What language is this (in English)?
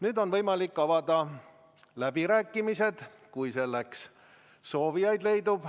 Estonian